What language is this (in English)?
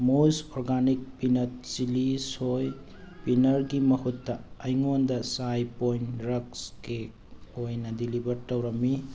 Manipuri